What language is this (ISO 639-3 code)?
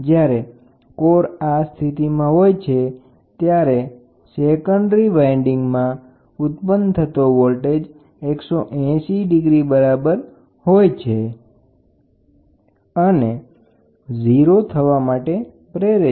guj